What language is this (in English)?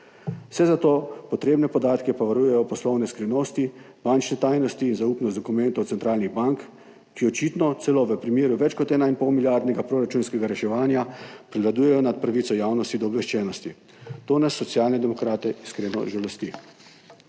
Slovenian